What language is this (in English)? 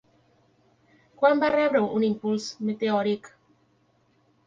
Catalan